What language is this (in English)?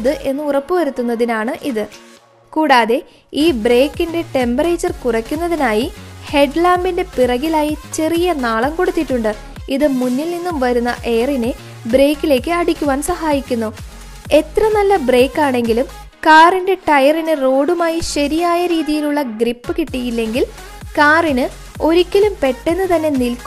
Malayalam